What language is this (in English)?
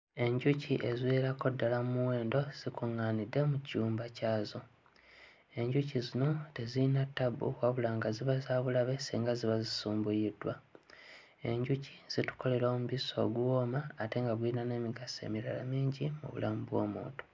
Ganda